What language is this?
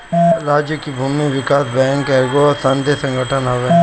Bhojpuri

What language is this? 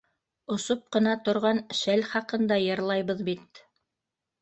Bashkir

